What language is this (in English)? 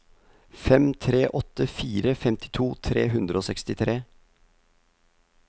Norwegian